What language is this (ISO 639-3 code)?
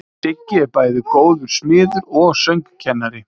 isl